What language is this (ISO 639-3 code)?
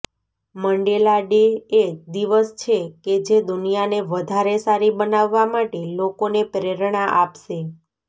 guj